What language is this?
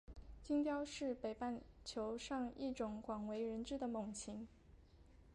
Chinese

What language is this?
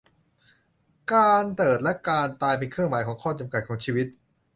Thai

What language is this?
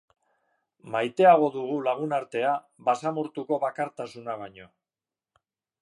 Basque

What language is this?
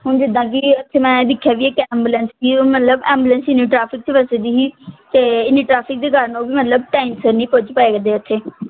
Punjabi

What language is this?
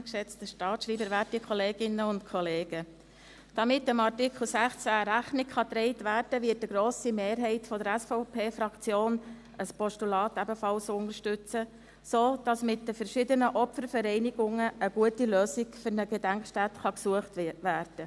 Swiss German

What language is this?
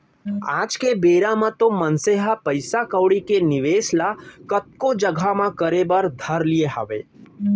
Chhattisgarhi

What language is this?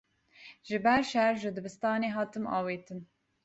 Kurdish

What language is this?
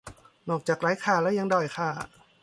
Thai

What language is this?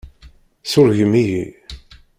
Kabyle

